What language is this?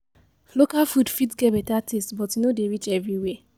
Nigerian Pidgin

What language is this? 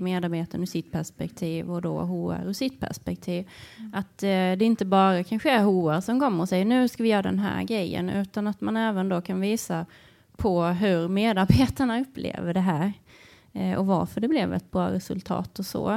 Swedish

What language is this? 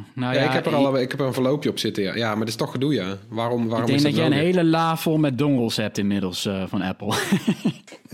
Dutch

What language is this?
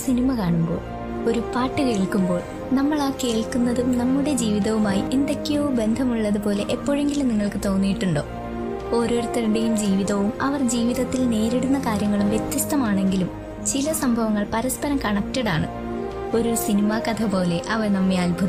Malayalam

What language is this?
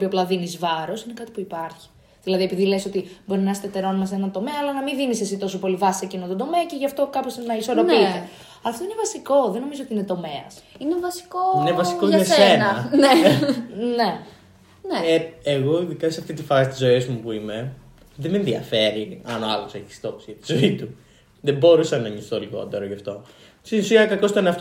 Greek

